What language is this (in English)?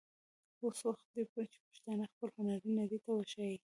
Pashto